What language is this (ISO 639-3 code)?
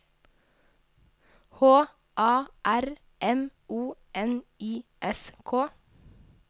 nor